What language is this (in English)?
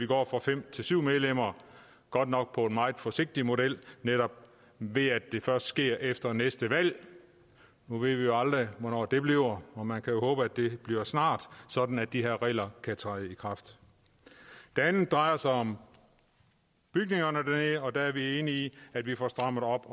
Danish